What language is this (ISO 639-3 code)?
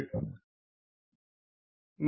mal